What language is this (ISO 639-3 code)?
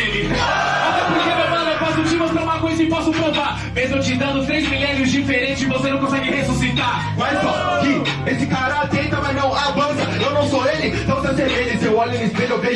por